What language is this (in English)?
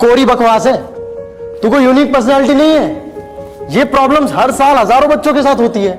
Hindi